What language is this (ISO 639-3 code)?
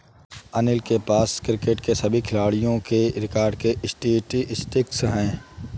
hin